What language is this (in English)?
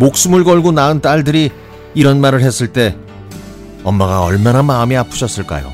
Korean